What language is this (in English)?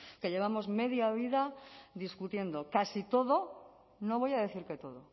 Spanish